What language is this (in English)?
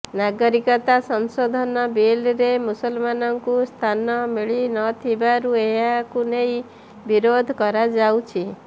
Odia